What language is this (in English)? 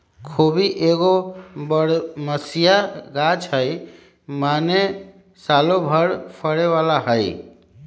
Magahi